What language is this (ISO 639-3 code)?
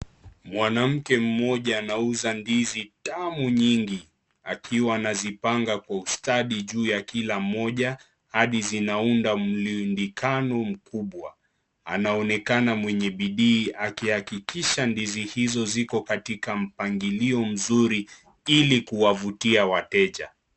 swa